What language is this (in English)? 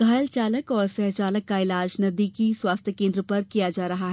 Hindi